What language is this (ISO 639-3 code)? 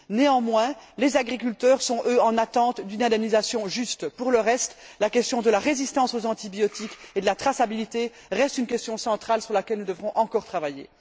fra